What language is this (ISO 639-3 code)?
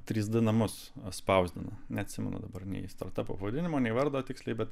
lit